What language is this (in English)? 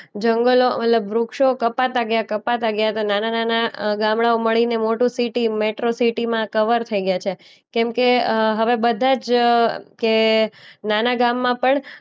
Gujarati